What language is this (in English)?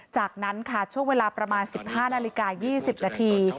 Thai